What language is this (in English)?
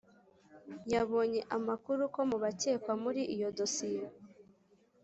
Kinyarwanda